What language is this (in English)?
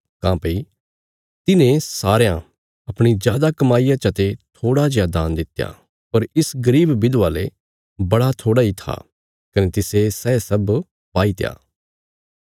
Bilaspuri